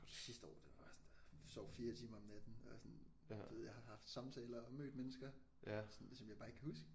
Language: Danish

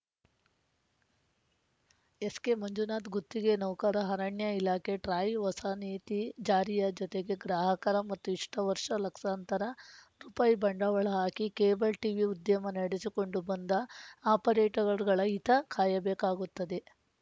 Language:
Kannada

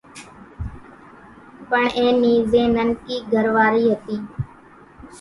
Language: Kachi Koli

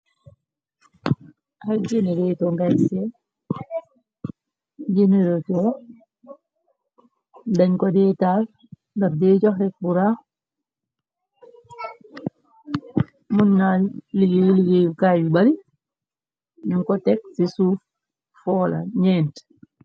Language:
Wolof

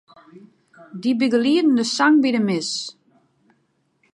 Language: Western Frisian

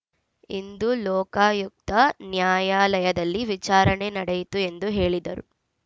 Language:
Kannada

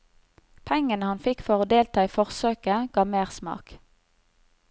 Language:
Norwegian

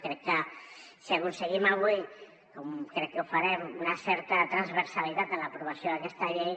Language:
Catalan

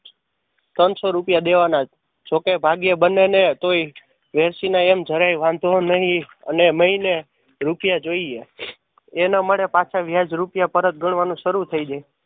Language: Gujarati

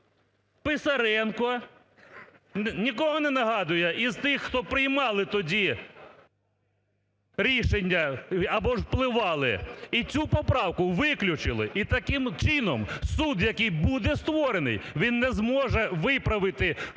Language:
Ukrainian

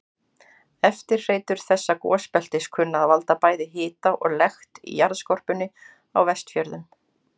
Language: Icelandic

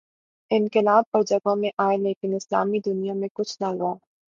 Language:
Urdu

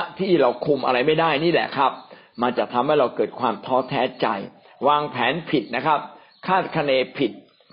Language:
Thai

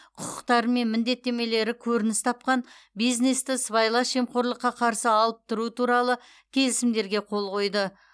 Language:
Kazakh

